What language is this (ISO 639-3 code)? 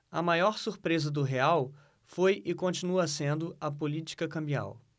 por